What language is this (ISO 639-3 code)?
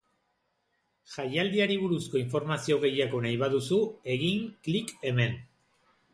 eus